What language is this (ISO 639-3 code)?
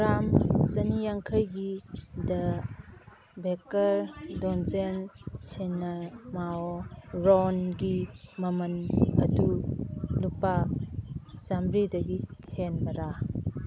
mni